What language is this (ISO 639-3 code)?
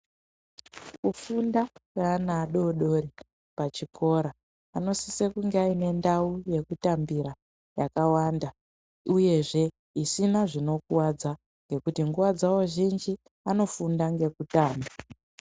ndc